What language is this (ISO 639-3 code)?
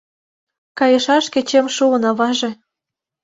chm